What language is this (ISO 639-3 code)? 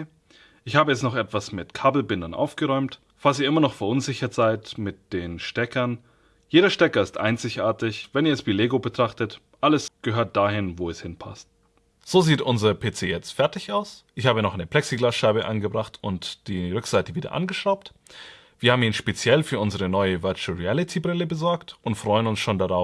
deu